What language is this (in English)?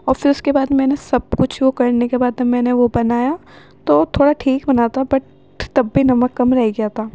Urdu